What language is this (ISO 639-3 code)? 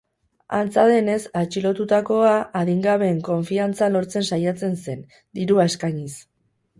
eus